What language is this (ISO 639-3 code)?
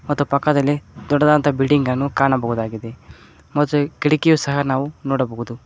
kan